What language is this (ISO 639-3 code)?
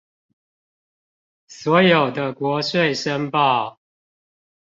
zho